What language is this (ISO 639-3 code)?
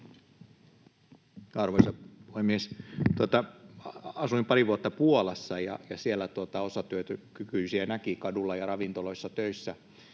fin